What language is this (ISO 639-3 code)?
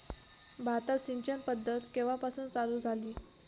mar